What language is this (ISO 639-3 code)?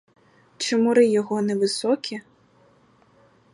ukr